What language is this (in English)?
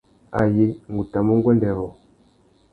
Tuki